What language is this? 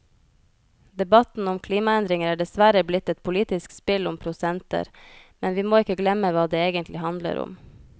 Norwegian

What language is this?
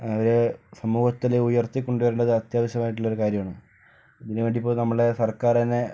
Malayalam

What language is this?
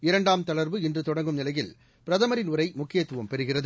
Tamil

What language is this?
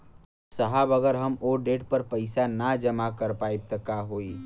Bhojpuri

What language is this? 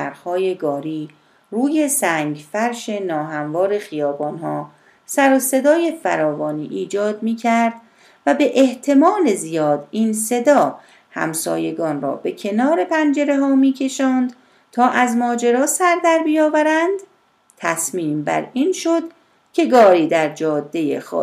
Persian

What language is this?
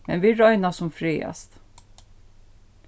Faroese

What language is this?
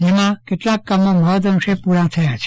Gujarati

